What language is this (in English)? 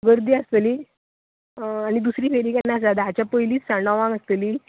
Konkani